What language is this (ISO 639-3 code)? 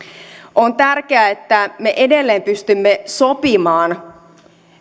fin